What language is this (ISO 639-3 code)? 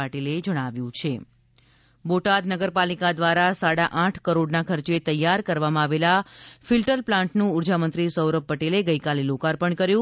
guj